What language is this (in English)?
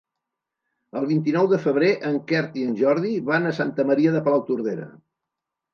Catalan